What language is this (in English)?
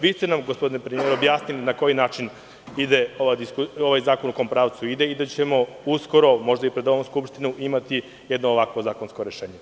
Serbian